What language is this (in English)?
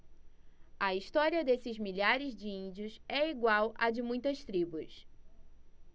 Portuguese